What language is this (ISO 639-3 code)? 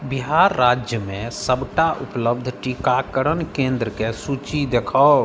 mai